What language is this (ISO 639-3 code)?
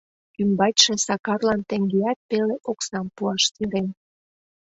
chm